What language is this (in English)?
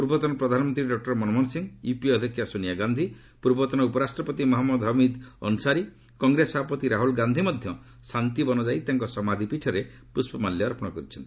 Odia